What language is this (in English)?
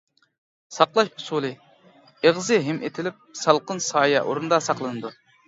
Uyghur